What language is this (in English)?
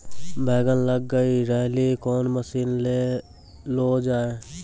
Maithili